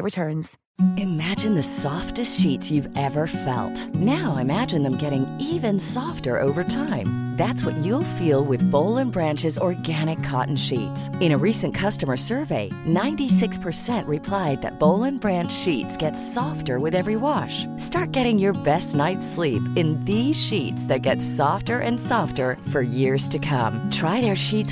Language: Swedish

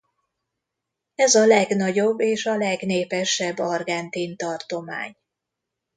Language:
Hungarian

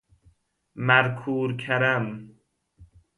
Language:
Persian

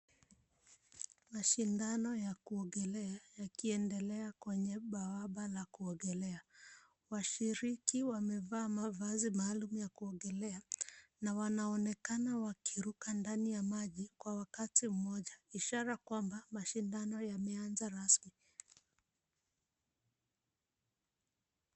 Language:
Swahili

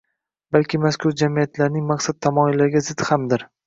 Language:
Uzbek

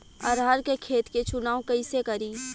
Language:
Bhojpuri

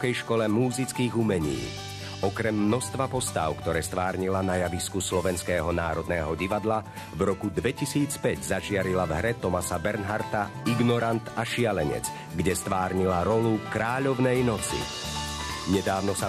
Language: Portuguese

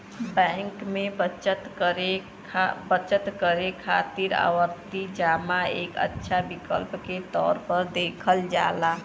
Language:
Bhojpuri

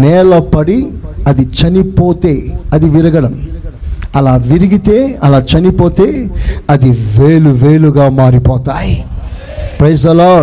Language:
Telugu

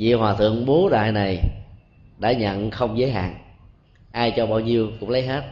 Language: Vietnamese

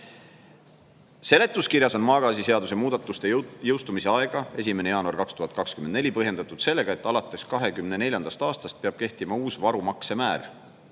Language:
Estonian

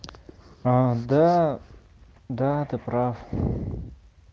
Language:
Russian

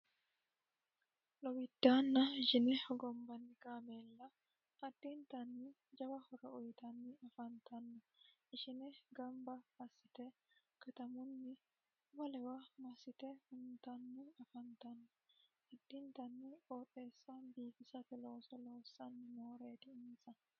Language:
Sidamo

